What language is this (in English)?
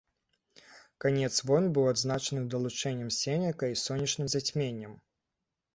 Belarusian